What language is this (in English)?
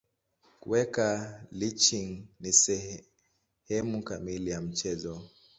Swahili